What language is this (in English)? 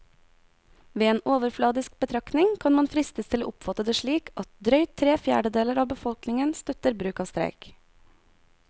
Norwegian